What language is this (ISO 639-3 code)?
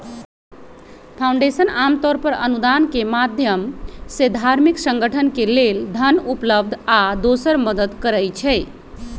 mag